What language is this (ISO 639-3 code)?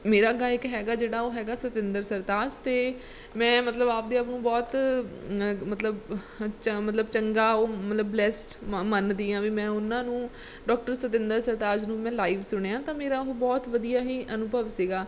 pan